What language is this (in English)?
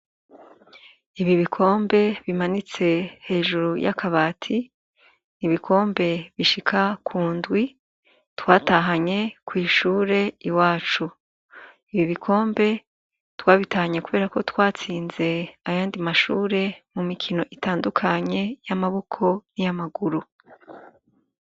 Rundi